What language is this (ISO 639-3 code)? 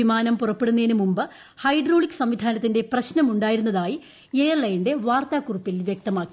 mal